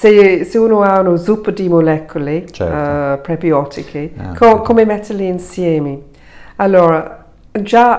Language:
Italian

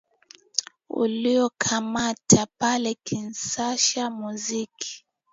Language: Swahili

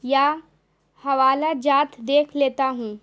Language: Urdu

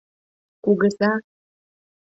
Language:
Mari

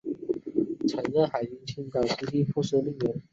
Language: Chinese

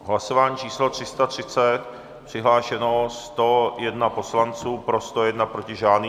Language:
Czech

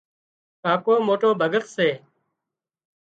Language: Wadiyara Koli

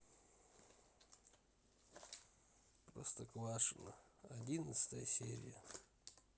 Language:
Russian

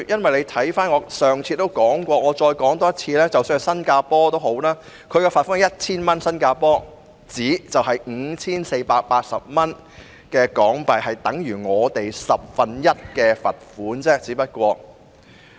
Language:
Cantonese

